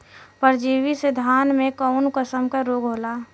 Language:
Bhojpuri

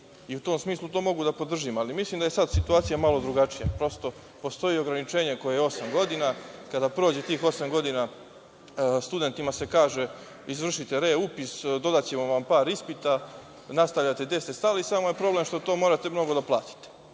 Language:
Serbian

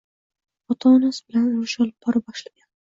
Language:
Uzbek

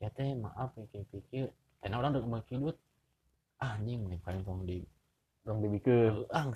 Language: Indonesian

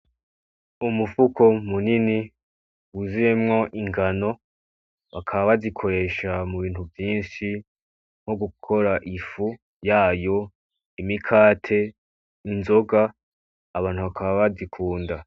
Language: Rundi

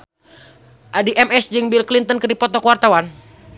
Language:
Sundanese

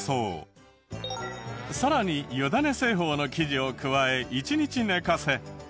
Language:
Japanese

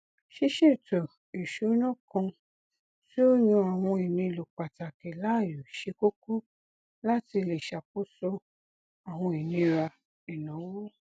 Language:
Yoruba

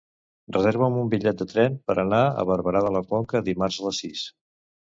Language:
Catalan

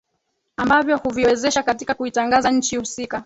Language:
Swahili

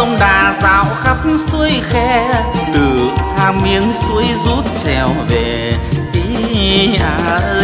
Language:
Vietnamese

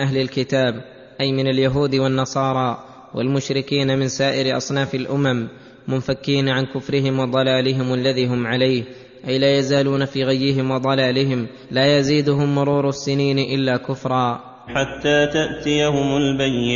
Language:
Arabic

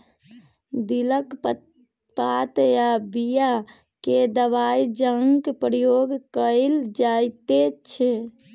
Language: Maithili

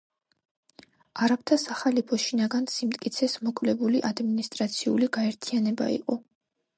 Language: Georgian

